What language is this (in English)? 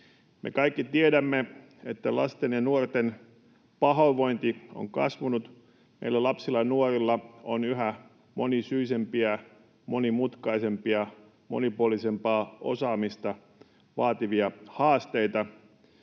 Finnish